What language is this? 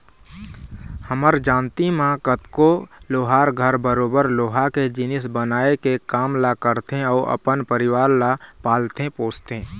Chhattisgarhi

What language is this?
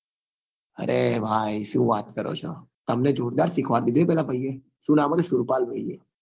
Gujarati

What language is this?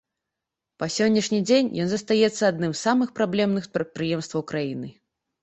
Belarusian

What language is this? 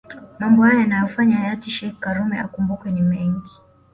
Swahili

